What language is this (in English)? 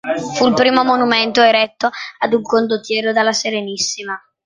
Italian